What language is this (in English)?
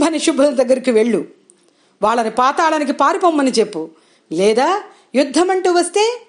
Telugu